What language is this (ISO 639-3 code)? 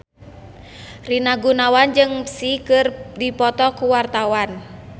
sun